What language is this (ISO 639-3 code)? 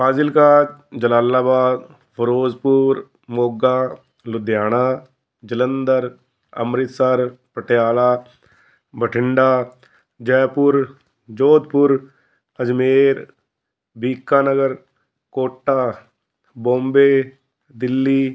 pan